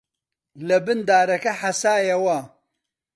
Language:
Central Kurdish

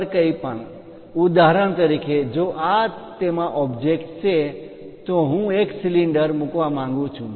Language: Gujarati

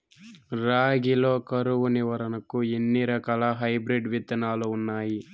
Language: Telugu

